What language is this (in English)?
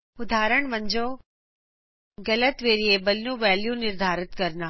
Punjabi